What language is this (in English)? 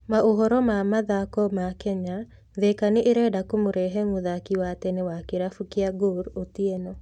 Kikuyu